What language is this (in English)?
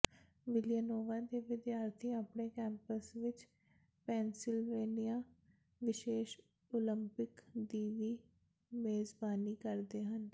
Punjabi